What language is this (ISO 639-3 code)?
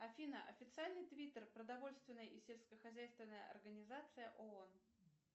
rus